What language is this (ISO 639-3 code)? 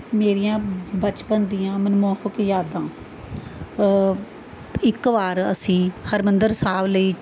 pan